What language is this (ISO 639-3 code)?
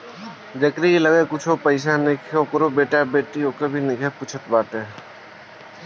bho